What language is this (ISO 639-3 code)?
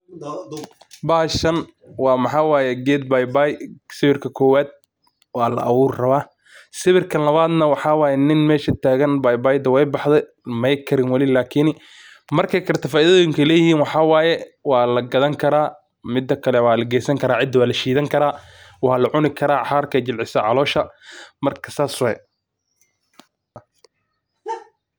som